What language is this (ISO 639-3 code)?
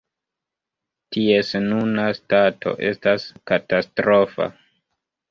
epo